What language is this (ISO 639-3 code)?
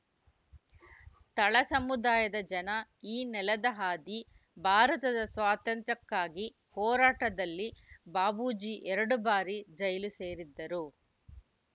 kan